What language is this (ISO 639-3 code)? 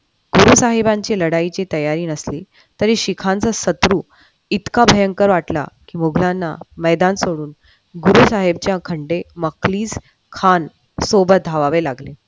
mar